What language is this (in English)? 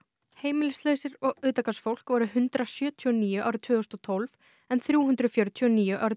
Icelandic